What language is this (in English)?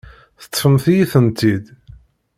Kabyle